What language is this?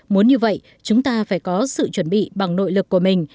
Vietnamese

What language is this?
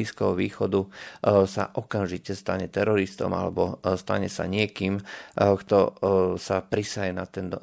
Slovak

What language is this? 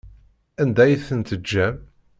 Kabyle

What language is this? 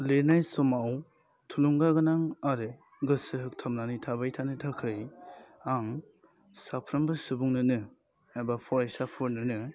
Bodo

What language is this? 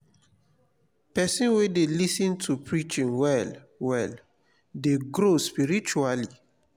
Nigerian Pidgin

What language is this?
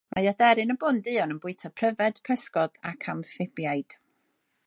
Welsh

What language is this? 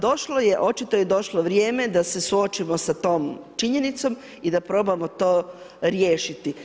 Croatian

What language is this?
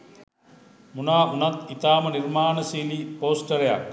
Sinhala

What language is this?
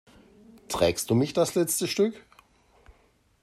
German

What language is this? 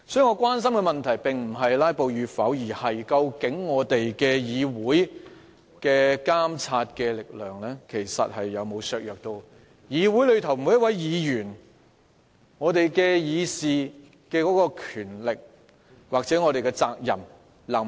Cantonese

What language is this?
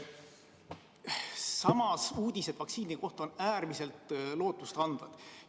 Estonian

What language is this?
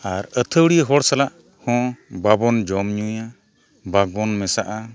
Santali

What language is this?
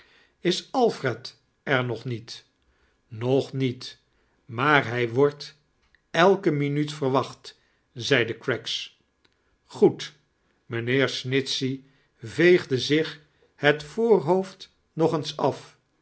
Dutch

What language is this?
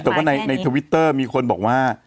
Thai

